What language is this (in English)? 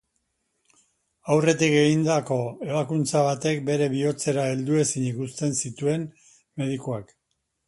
Basque